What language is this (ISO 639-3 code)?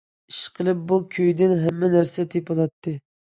uig